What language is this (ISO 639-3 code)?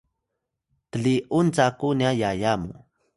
tay